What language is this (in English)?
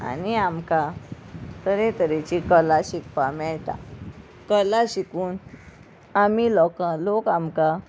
Konkani